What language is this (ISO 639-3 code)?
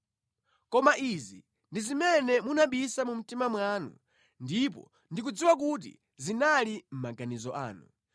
nya